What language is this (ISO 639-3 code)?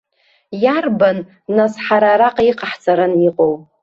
abk